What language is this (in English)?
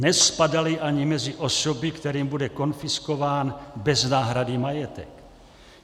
Czech